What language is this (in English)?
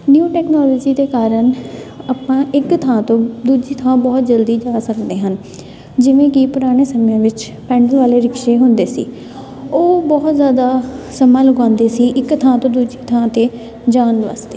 Punjabi